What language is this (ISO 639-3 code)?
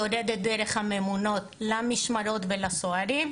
heb